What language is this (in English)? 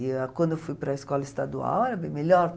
Portuguese